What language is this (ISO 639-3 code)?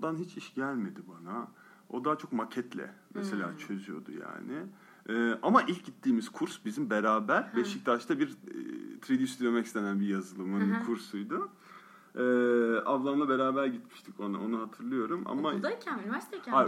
tur